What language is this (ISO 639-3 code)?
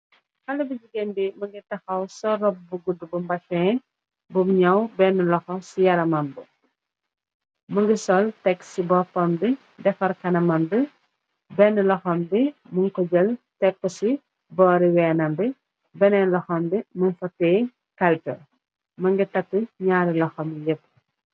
wol